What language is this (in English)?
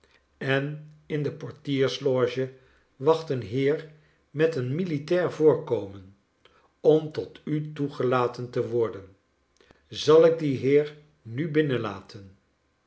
Dutch